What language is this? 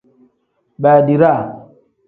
Tem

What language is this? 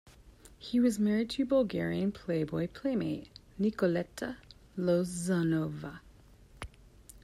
English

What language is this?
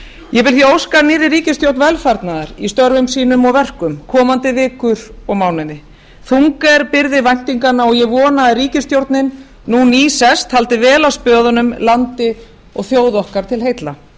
Icelandic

